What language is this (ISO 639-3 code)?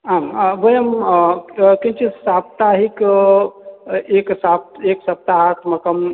san